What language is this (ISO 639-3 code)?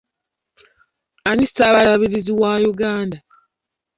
lug